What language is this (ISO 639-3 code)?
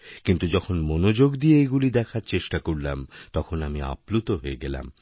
ben